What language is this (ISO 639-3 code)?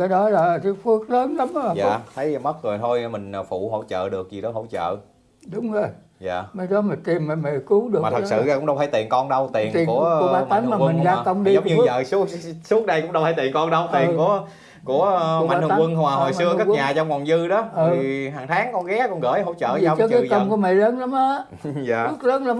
vie